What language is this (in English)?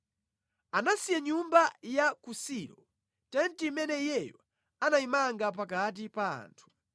Nyanja